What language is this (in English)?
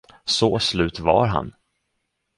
Swedish